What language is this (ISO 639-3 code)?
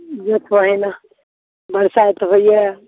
mai